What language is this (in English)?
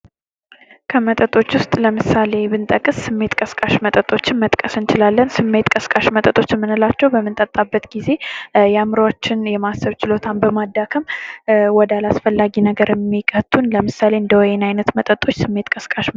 Amharic